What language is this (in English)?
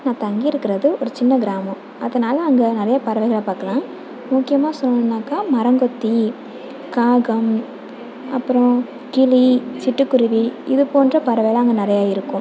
Tamil